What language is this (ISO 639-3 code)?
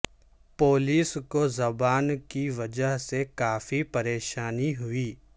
urd